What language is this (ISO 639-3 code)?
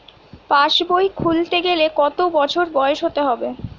ben